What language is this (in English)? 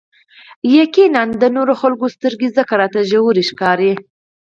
Pashto